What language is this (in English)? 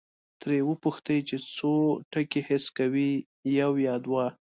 Pashto